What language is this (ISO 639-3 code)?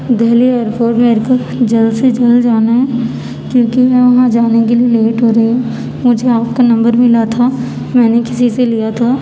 urd